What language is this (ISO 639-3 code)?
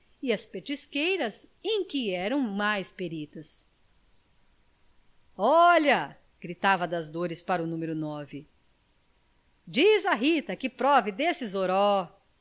por